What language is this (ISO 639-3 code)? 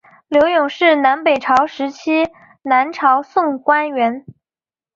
zho